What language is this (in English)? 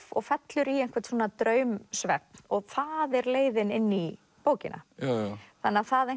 Icelandic